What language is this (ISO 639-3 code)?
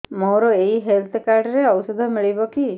ori